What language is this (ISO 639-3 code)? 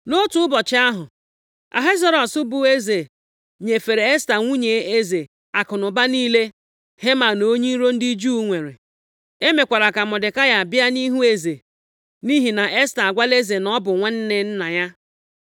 ibo